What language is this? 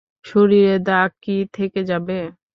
Bangla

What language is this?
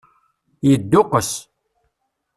Kabyle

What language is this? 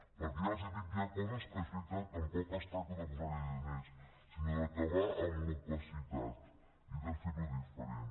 Catalan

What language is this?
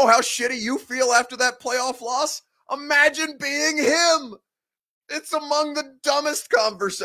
English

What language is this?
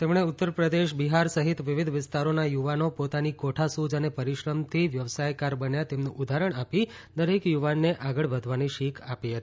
Gujarati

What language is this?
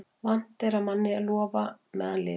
Icelandic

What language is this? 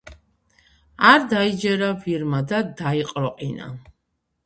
Georgian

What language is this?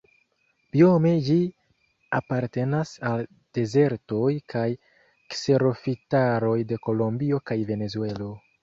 Esperanto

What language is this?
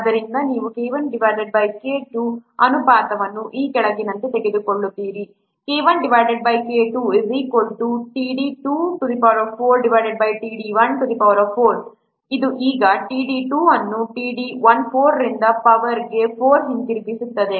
Kannada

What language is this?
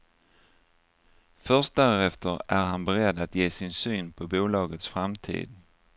Swedish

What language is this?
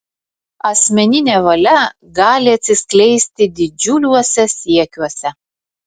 Lithuanian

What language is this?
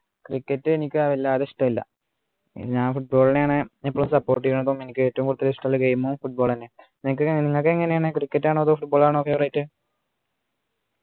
Malayalam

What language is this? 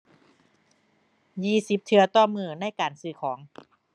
Thai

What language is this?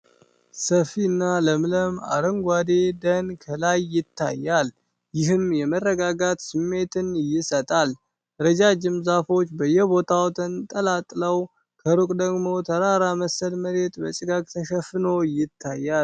Amharic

